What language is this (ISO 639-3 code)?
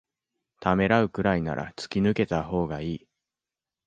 jpn